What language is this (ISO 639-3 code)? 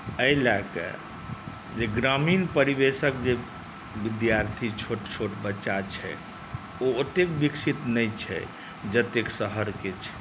mai